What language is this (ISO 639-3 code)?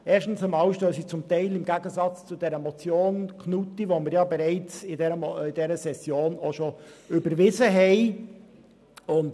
gsw